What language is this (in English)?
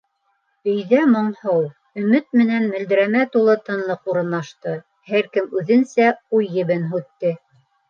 Bashkir